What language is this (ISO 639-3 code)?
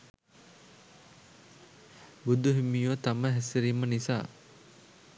sin